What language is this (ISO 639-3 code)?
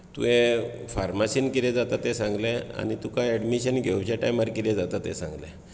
kok